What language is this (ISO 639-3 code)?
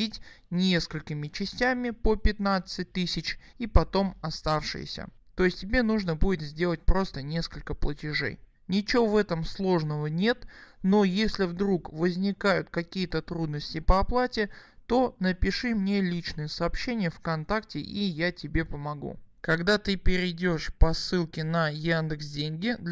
rus